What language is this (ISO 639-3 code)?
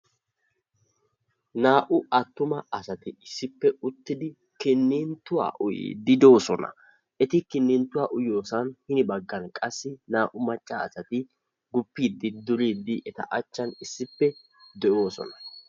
wal